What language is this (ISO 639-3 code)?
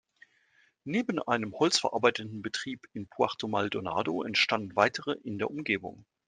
deu